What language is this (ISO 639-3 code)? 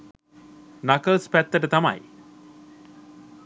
sin